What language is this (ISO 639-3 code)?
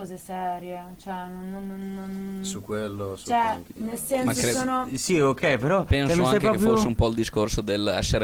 ita